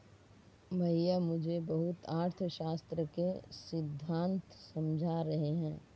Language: Hindi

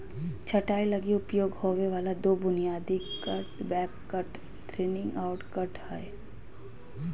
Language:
Magahi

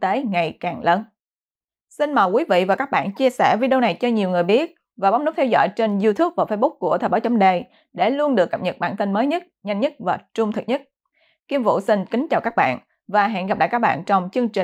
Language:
Vietnamese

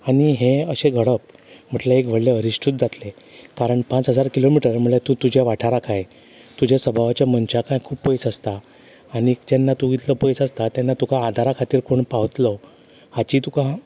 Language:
Konkani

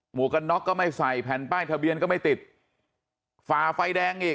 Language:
Thai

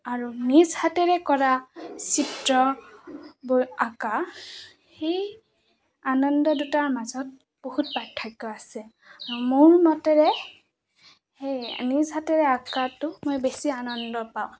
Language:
Assamese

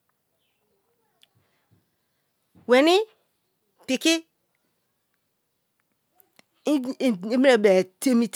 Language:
Kalabari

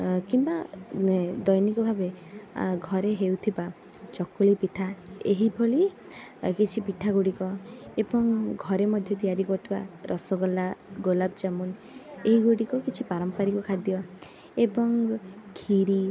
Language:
Odia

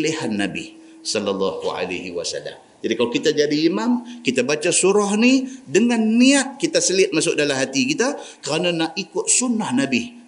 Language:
Malay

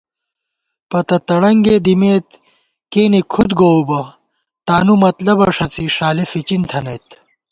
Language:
Gawar-Bati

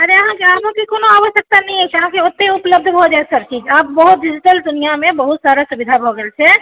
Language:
Maithili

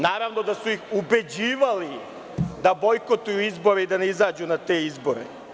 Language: Serbian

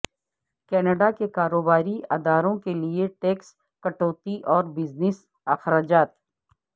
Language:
Urdu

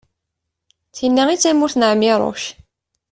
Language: Kabyle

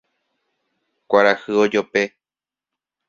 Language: Guarani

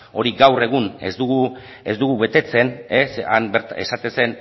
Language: Basque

